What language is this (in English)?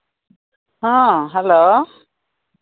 Santali